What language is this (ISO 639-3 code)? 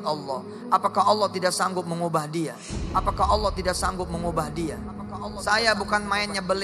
ind